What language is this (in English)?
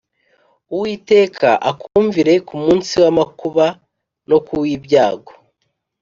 Kinyarwanda